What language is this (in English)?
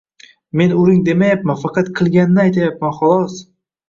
Uzbek